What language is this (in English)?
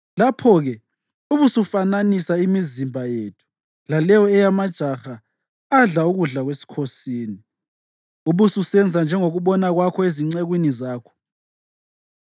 North Ndebele